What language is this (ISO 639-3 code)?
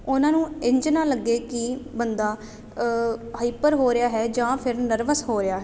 pan